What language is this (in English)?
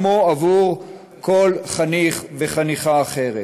Hebrew